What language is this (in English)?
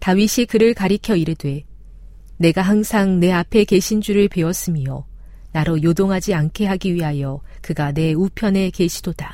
Korean